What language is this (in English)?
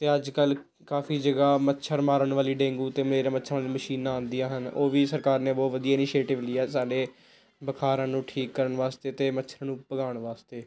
Punjabi